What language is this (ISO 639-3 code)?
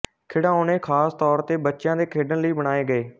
pan